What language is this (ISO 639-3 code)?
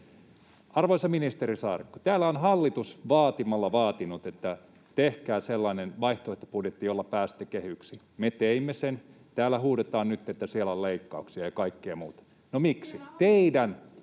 fin